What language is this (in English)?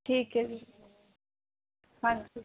Punjabi